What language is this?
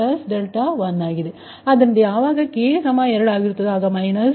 Kannada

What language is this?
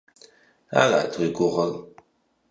Kabardian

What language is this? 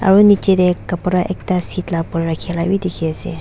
Naga Pidgin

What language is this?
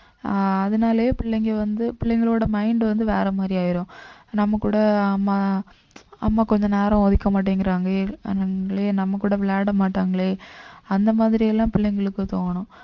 Tamil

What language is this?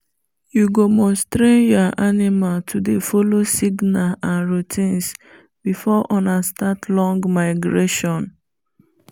Nigerian Pidgin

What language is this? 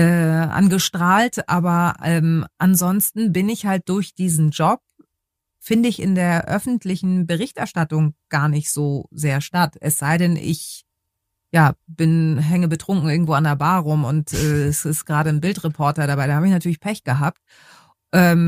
German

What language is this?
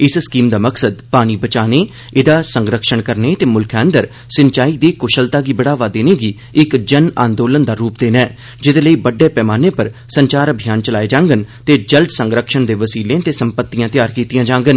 Dogri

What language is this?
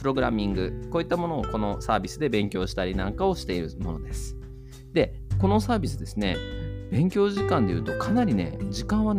Japanese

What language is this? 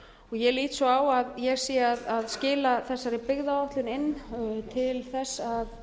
Icelandic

